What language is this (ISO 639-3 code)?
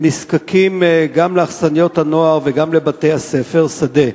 heb